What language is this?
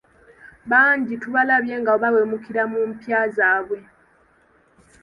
Ganda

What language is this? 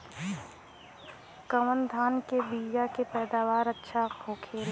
Bhojpuri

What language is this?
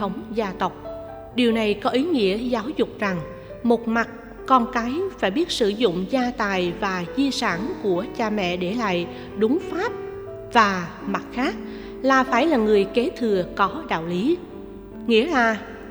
Vietnamese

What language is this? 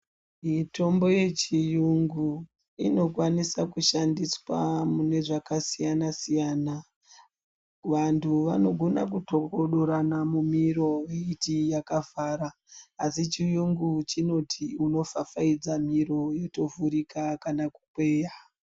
Ndau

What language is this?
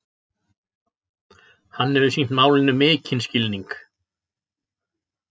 Icelandic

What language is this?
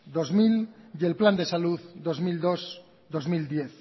Spanish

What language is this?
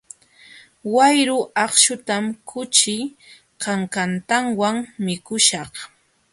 Jauja Wanca Quechua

